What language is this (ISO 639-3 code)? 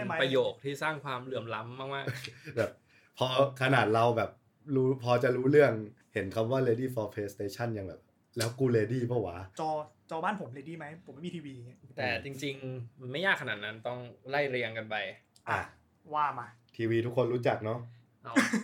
tha